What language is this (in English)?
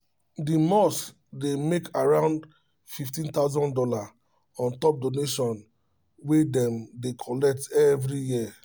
Nigerian Pidgin